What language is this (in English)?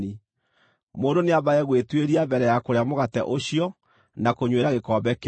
Kikuyu